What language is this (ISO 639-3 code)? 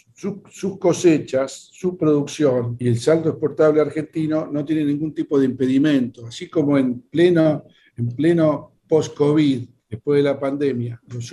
spa